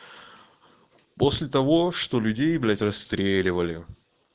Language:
Russian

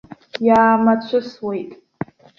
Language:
Abkhazian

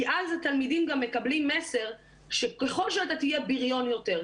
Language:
Hebrew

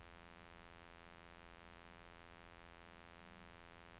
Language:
Norwegian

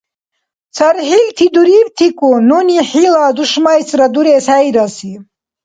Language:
Dargwa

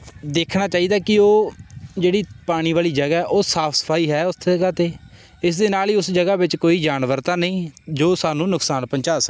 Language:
Punjabi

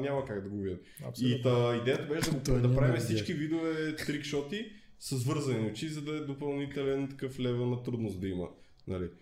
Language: Bulgarian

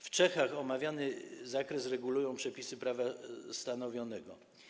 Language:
Polish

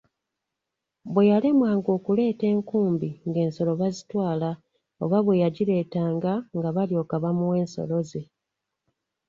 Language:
Ganda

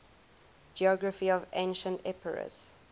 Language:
English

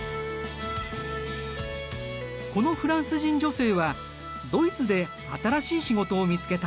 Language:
Japanese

